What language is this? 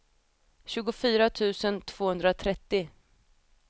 Swedish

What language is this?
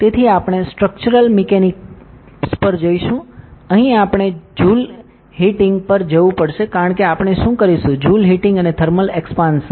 Gujarati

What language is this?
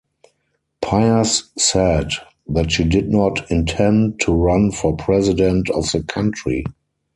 English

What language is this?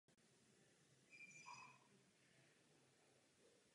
Czech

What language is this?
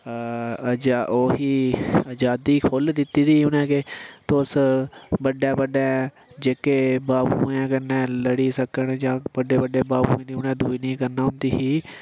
Dogri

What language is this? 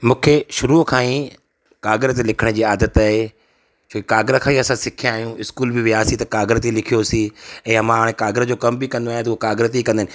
Sindhi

